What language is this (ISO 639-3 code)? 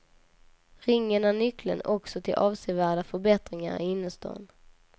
swe